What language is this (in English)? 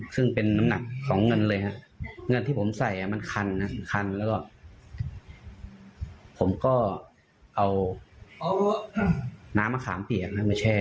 Thai